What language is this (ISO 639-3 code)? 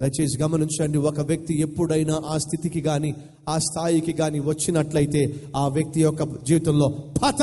tel